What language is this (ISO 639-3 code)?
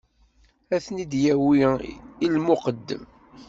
kab